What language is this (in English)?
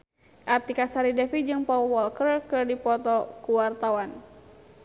Sundanese